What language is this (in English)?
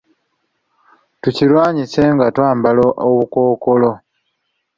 Ganda